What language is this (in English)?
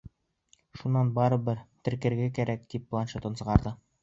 Bashkir